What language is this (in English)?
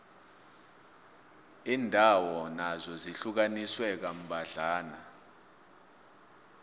South Ndebele